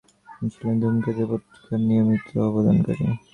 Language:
Bangla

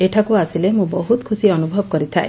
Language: Odia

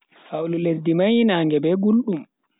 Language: Bagirmi Fulfulde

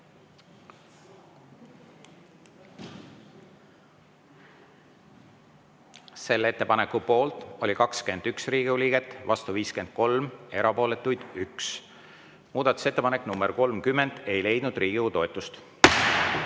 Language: Estonian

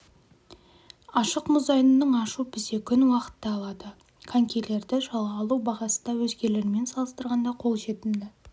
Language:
Kazakh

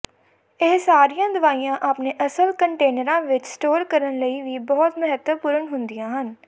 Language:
Punjabi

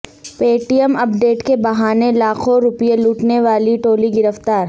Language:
Urdu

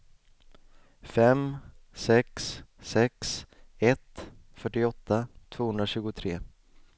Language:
Swedish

